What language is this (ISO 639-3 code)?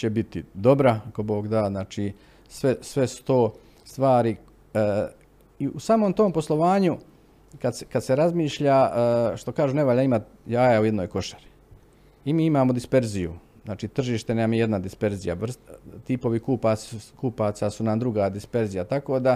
hrv